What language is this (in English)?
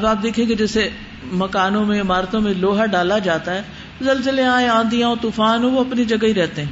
Urdu